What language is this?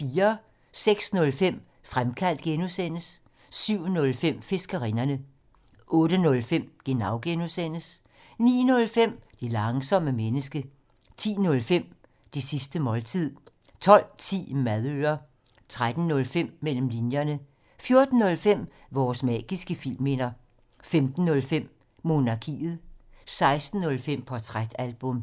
Danish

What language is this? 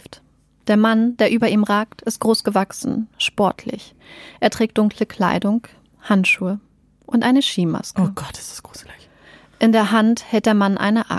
German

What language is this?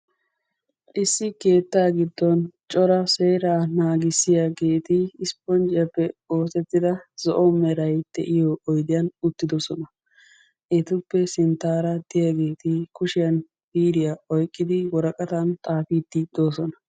Wolaytta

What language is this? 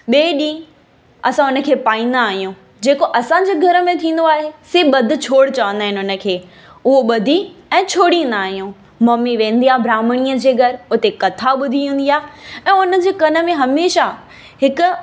Sindhi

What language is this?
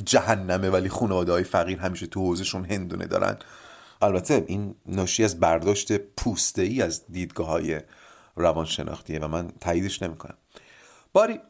Persian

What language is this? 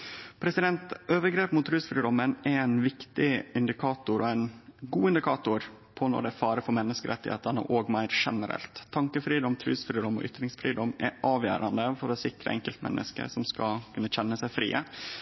Norwegian Nynorsk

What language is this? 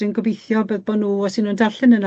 Welsh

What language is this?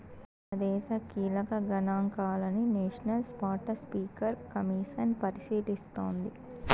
Telugu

